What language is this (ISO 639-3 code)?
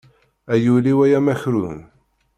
kab